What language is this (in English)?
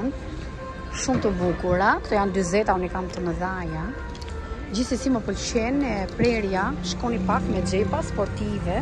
Romanian